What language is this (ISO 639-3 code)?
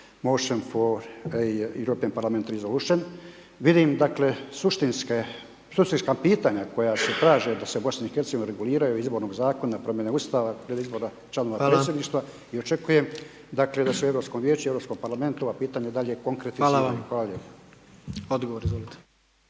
hrv